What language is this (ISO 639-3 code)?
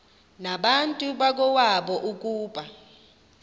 xho